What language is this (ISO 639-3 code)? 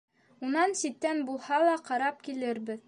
bak